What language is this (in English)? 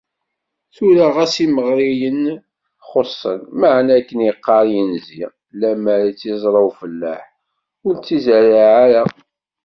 Kabyle